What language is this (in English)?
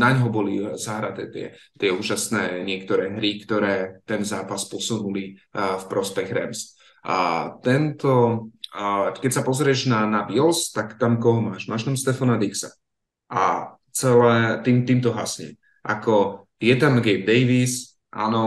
Slovak